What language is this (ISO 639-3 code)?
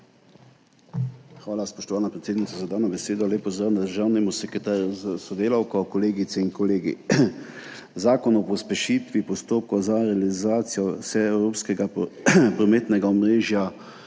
slv